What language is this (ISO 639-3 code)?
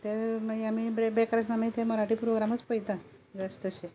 kok